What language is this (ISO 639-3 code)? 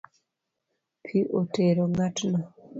luo